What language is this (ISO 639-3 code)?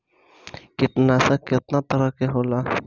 bho